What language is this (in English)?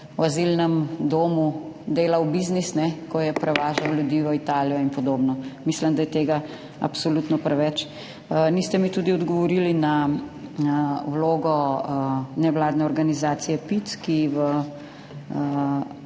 Slovenian